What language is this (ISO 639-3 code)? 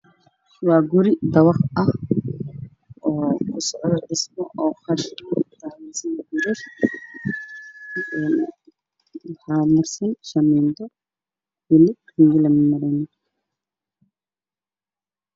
som